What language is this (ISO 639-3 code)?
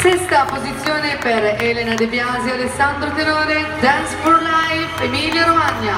ita